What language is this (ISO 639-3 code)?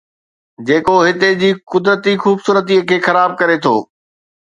snd